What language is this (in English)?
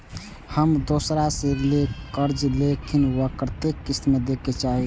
Maithili